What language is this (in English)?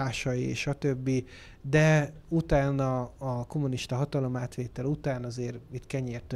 Hungarian